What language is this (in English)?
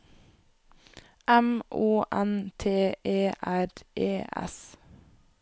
Norwegian